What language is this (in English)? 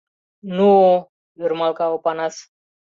Mari